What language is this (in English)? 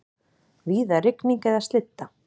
Icelandic